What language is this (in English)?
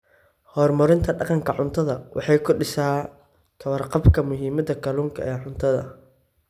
Somali